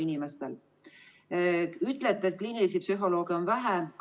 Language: Estonian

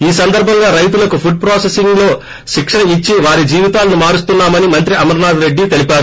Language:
Telugu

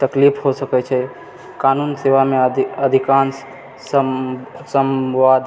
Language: Maithili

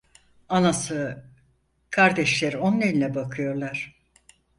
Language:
Turkish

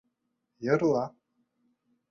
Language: Bashkir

